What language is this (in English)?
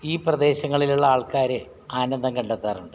Malayalam